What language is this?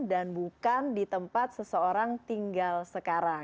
Indonesian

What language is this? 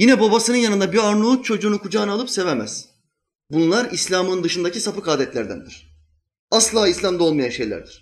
Turkish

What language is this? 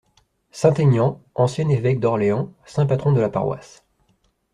French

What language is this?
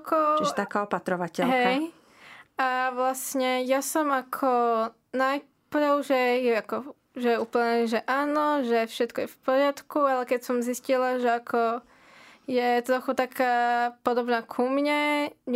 Slovak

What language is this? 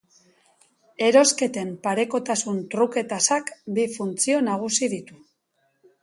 Basque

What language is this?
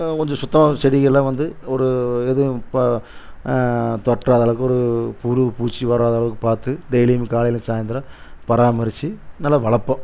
Tamil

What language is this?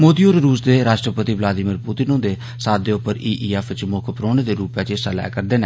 Dogri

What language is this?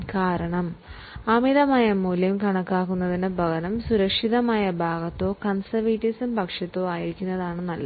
Malayalam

